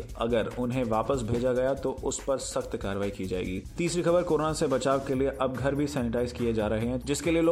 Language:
Hindi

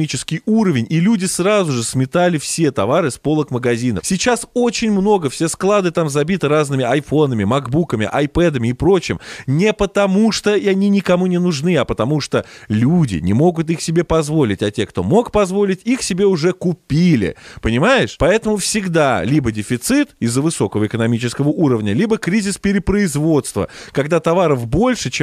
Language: Russian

